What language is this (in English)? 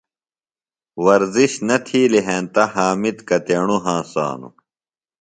Phalura